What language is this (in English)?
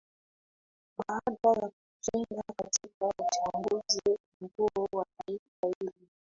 Swahili